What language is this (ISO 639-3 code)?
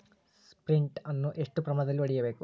kan